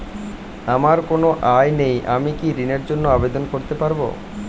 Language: Bangla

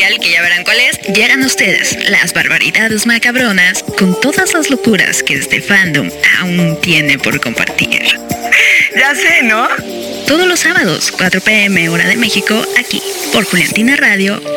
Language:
Spanish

